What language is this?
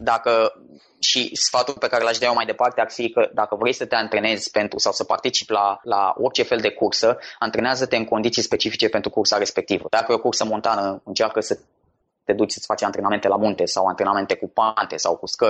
Romanian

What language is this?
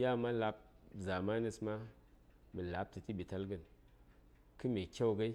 Saya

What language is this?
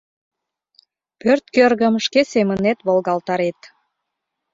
Mari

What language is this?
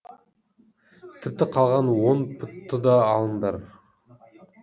Kazakh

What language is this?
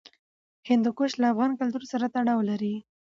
Pashto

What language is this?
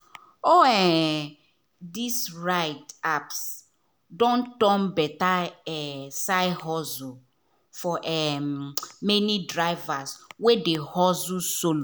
Nigerian Pidgin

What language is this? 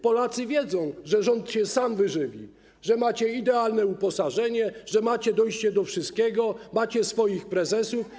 Polish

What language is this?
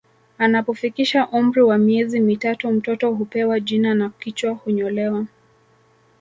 Swahili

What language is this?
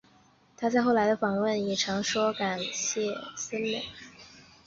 Chinese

